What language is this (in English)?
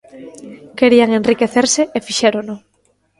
Galician